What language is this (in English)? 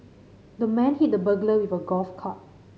English